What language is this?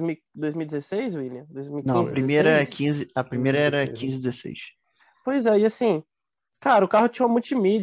Portuguese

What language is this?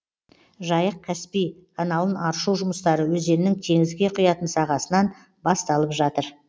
Kazakh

